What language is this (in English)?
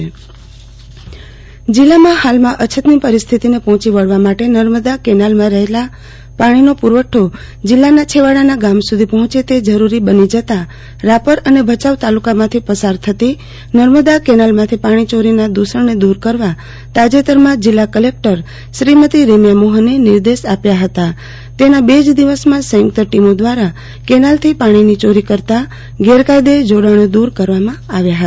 Gujarati